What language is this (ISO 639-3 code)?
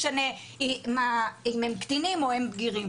heb